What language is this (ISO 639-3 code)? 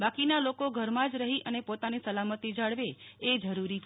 guj